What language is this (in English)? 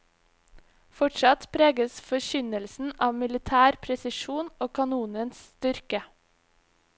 Norwegian